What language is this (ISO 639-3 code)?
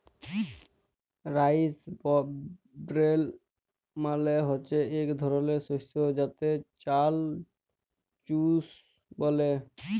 ben